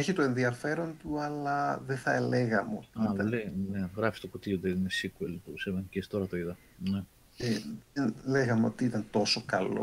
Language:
Greek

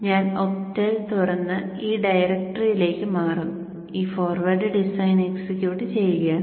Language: Malayalam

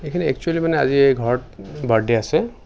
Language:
Assamese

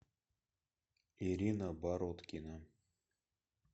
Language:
Russian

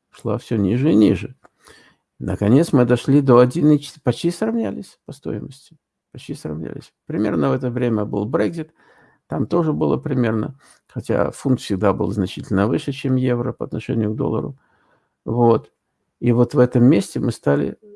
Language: Russian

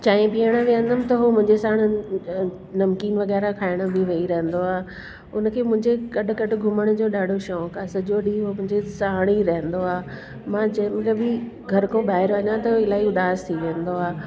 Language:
Sindhi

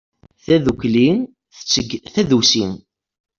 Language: Kabyle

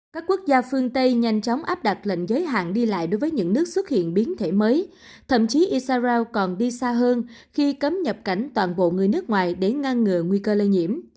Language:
Vietnamese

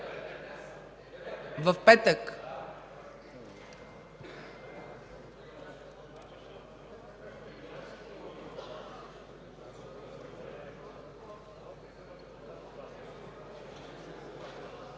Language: Bulgarian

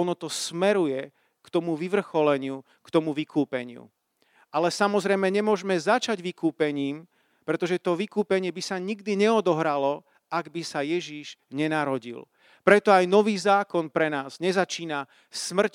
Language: Slovak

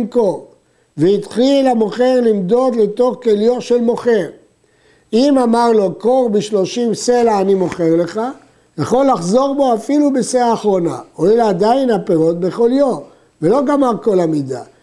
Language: Hebrew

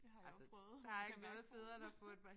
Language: Danish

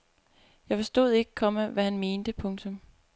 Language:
Danish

